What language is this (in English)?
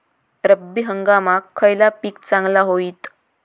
Marathi